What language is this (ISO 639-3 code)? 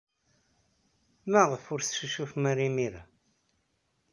kab